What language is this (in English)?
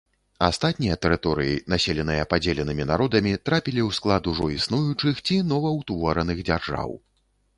Belarusian